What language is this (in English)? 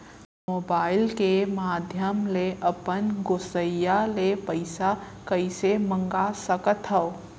Chhattisgarhi